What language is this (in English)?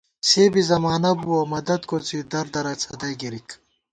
Gawar-Bati